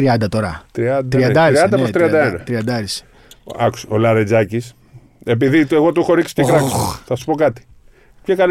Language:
Greek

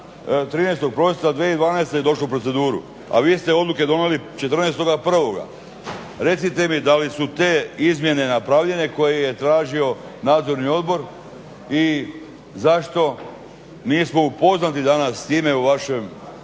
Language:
Croatian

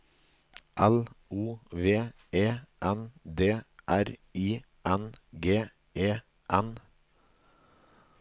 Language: Norwegian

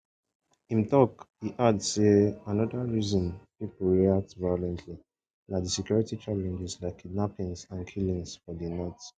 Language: Nigerian Pidgin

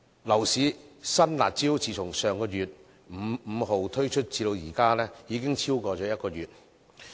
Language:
Cantonese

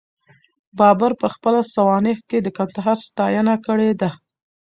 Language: Pashto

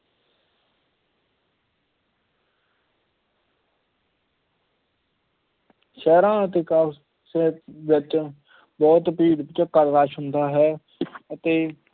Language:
Punjabi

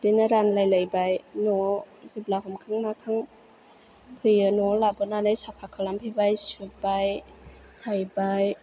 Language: Bodo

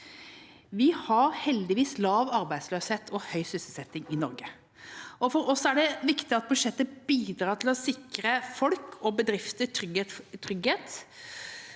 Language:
Norwegian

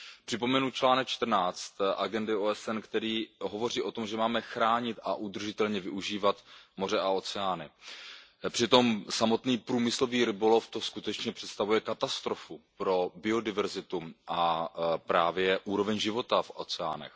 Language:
Czech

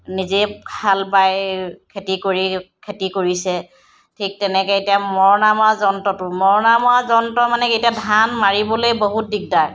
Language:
Assamese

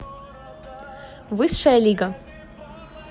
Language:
Russian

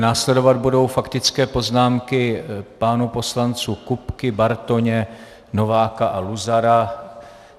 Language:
Czech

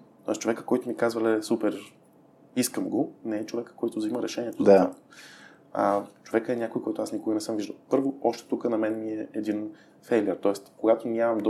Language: Bulgarian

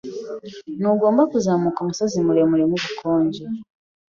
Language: Kinyarwanda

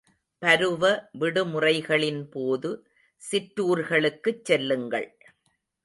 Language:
Tamil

